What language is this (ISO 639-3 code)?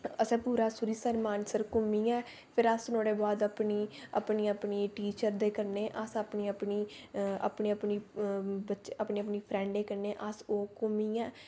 doi